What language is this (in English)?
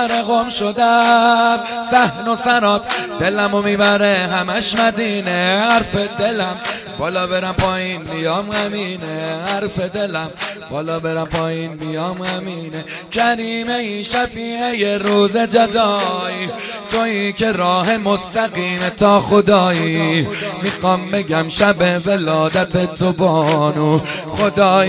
Persian